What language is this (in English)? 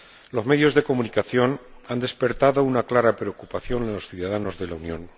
Spanish